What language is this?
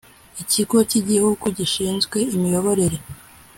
Kinyarwanda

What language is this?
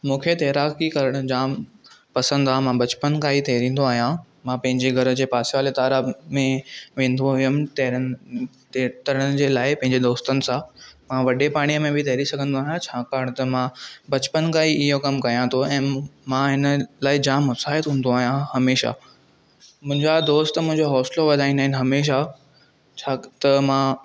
Sindhi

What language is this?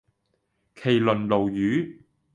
Cantonese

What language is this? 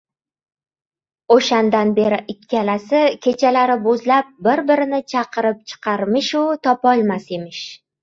Uzbek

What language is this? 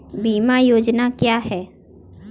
Hindi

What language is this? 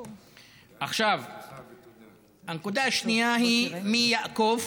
Hebrew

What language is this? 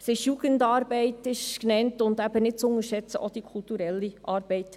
Swiss German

